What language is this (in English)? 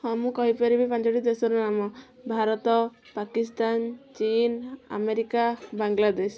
Odia